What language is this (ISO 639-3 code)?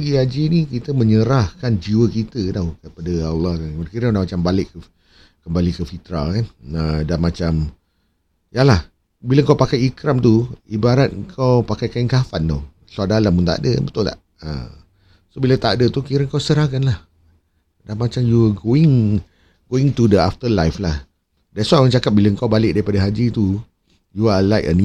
msa